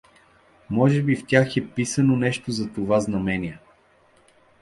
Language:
Bulgarian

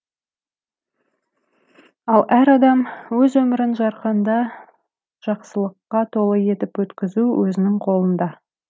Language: Kazakh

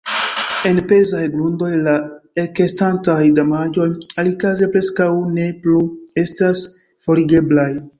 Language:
Esperanto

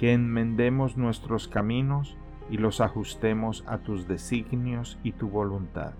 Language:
Spanish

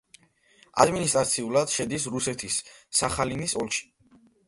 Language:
Georgian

